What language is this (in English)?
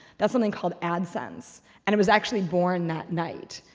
English